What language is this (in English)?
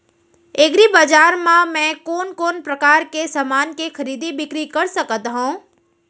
Chhattisgarhi